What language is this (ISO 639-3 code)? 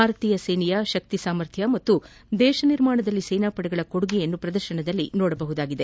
kan